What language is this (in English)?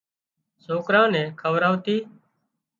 Wadiyara Koli